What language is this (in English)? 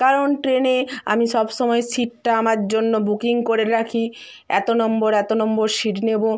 Bangla